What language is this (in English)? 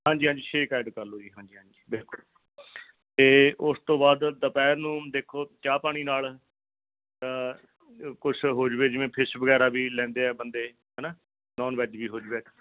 Punjabi